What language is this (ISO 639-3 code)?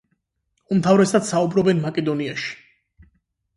kat